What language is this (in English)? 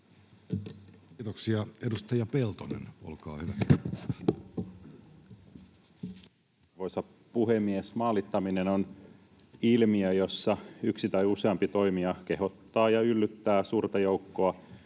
Finnish